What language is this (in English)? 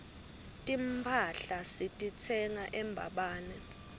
Swati